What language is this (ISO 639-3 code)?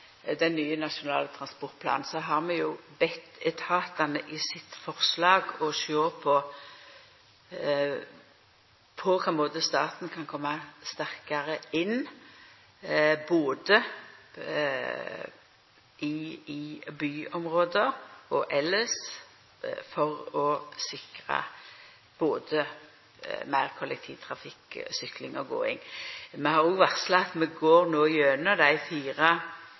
nno